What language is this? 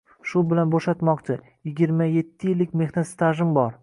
Uzbek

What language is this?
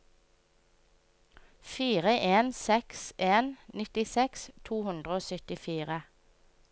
Norwegian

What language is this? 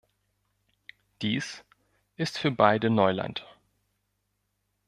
German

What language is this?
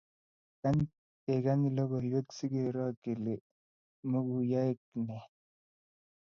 Kalenjin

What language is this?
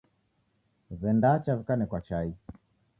Taita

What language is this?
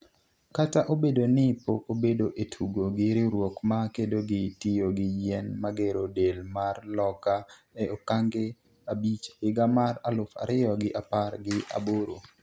Luo (Kenya and Tanzania)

